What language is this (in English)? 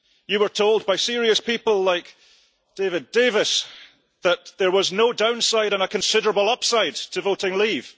English